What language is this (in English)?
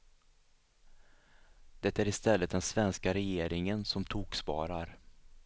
Swedish